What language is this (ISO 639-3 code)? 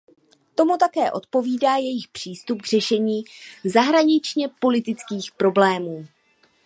ces